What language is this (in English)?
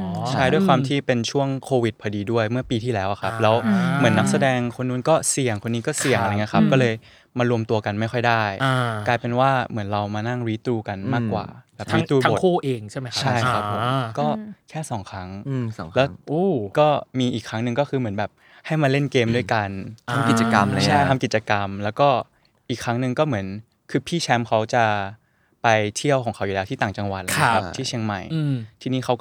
Thai